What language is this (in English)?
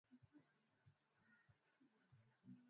Swahili